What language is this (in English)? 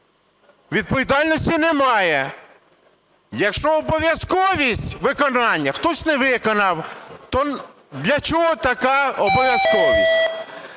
Ukrainian